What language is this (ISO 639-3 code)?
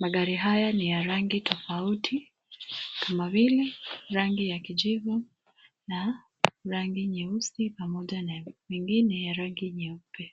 swa